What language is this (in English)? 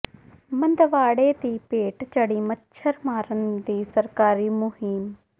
Punjabi